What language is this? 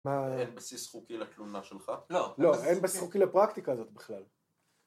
Hebrew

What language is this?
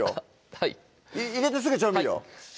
Japanese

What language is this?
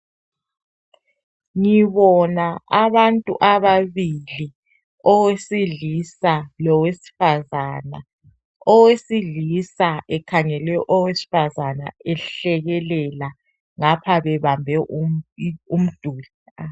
North Ndebele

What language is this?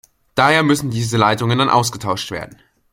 German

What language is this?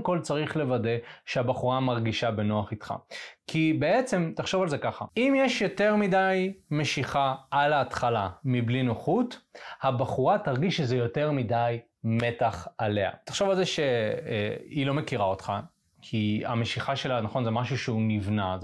Hebrew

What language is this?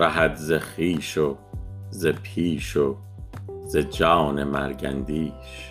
Persian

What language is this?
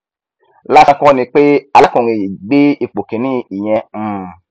Yoruba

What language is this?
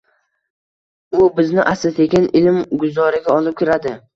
Uzbek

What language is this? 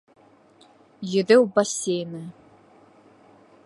Bashkir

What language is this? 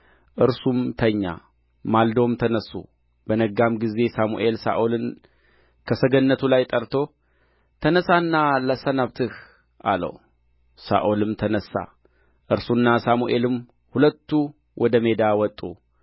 Amharic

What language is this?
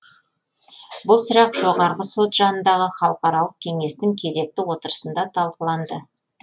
Kazakh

